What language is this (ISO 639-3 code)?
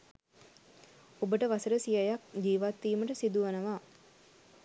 sin